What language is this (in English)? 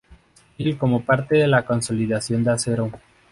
Spanish